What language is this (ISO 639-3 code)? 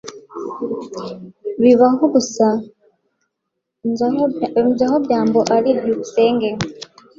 kin